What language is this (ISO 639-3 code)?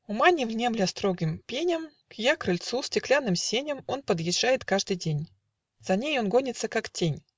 rus